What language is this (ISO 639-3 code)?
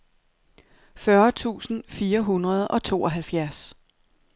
dan